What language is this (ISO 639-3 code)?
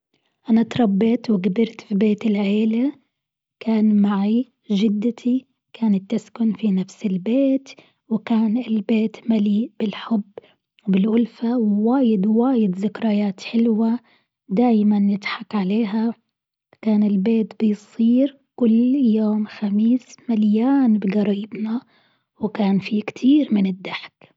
afb